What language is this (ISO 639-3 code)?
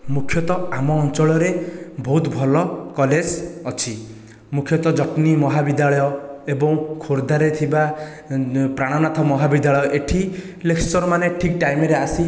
ori